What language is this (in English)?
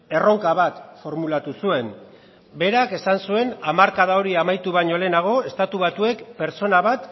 Basque